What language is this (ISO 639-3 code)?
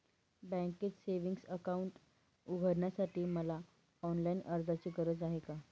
mar